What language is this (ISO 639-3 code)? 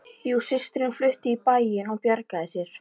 isl